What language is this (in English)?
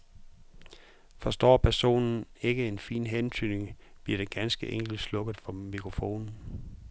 Danish